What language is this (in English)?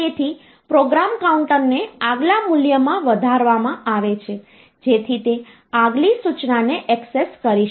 Gujarati